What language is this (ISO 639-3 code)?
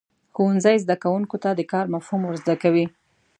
pus